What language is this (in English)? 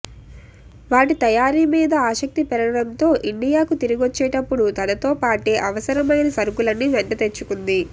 Telugu